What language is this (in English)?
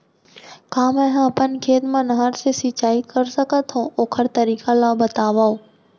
Chhattisgarhi